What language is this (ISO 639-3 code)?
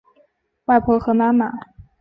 zho